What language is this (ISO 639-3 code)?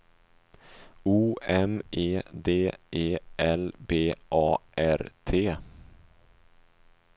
swe